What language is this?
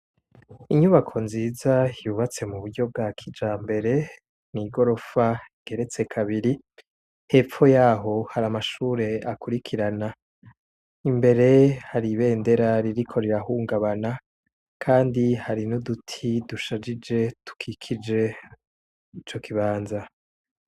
Rundi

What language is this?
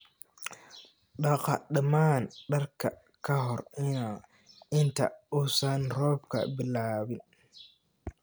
Somali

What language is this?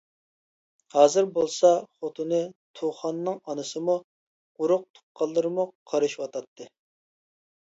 Uyghur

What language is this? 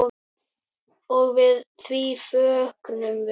Icelandic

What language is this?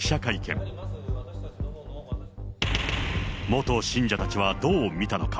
Japanese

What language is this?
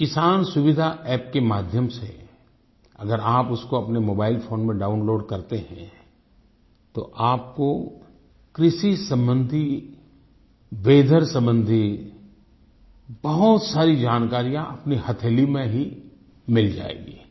Hindi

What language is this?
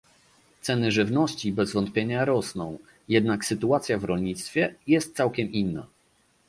Polish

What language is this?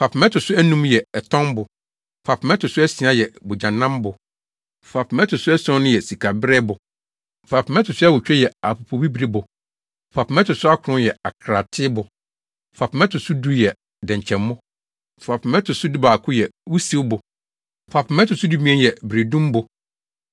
Akan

